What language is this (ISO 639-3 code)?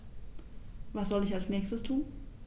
deu